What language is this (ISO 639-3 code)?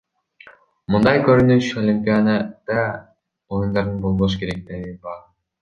kir